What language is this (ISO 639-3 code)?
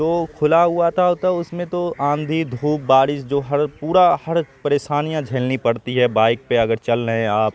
urd